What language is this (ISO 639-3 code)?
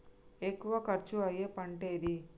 tel